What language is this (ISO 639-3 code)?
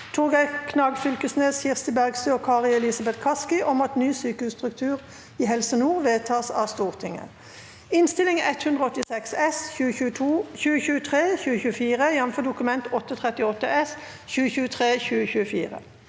nor